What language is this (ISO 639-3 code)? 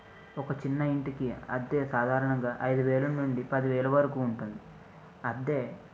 tel